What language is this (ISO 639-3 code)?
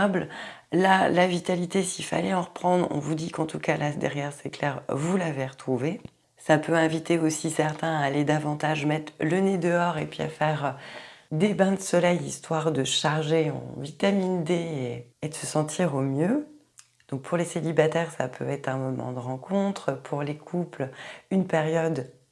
fra